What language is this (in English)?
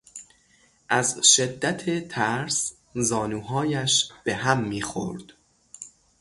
Persian